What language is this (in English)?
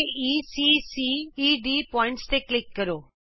Punjabi